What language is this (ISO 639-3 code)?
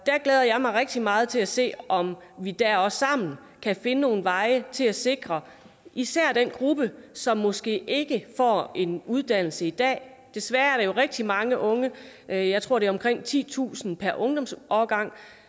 dan